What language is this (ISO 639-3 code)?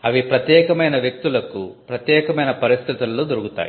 tel